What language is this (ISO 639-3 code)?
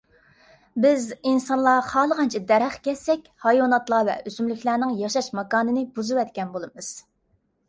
uig